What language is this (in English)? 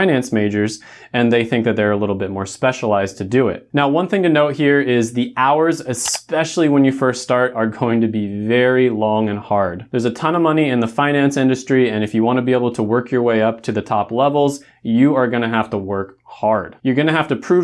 English